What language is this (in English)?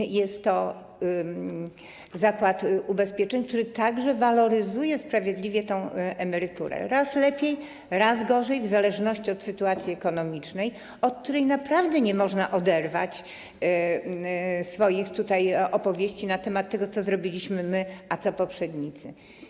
Polish